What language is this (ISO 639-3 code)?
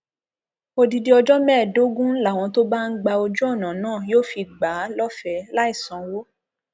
yor